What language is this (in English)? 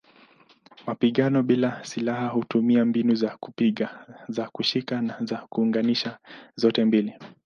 Swahili